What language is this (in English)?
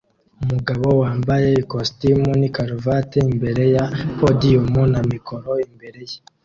Kinyarwanda